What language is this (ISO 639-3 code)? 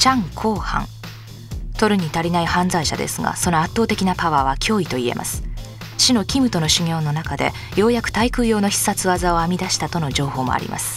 jpn